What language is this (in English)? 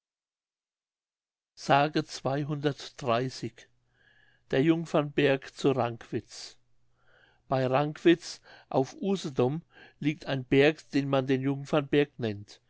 German